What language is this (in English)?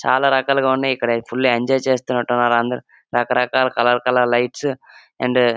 Telugu